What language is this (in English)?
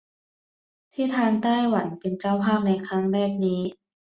Thai